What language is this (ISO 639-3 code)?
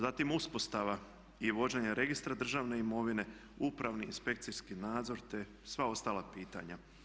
hrv